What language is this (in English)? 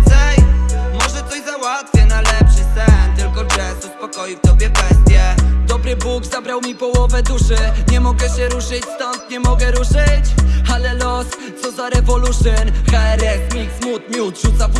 Polish